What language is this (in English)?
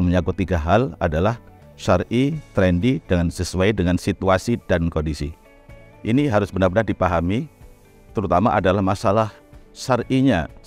Indonesian